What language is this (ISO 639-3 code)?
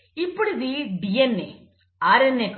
tel